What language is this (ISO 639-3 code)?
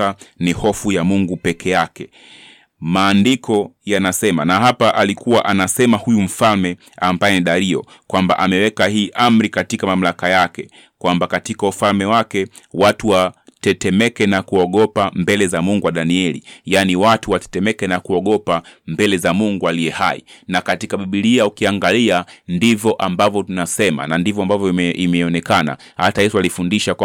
swa